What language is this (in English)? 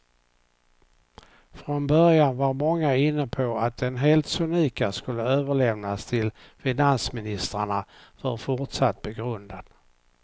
Swedish